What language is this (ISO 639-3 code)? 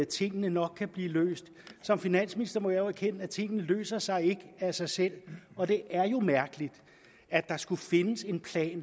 dan